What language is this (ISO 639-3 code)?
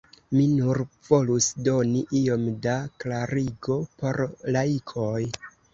epo